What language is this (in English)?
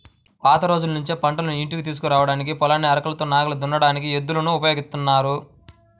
Telugu